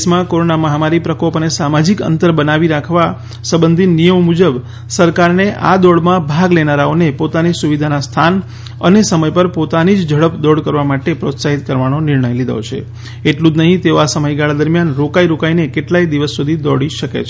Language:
Gujarati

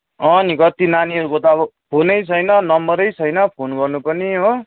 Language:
Nepali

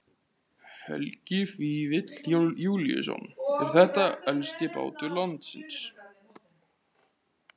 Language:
Icelandic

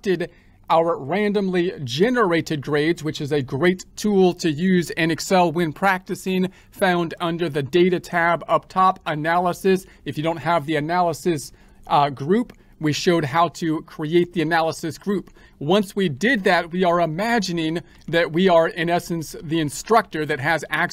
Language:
English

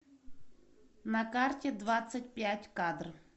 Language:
Russian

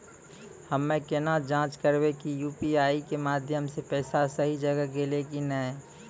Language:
Maithili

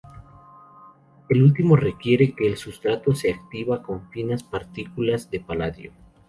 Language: Spanish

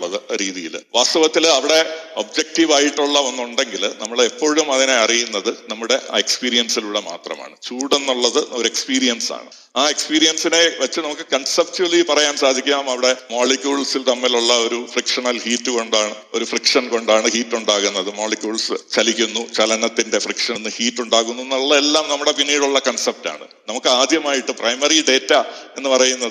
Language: Malayalam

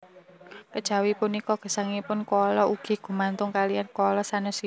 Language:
Javanese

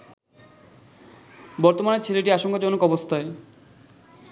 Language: Bangla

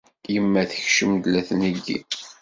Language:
Kabyle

